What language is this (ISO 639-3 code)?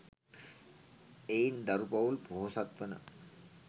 sin